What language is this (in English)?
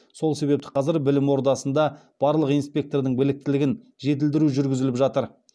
Kazakh